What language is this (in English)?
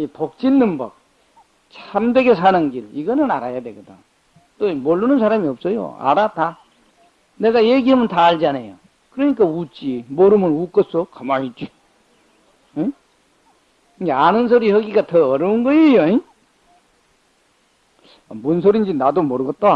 Korean